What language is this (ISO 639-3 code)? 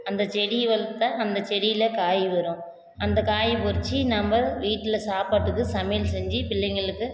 tam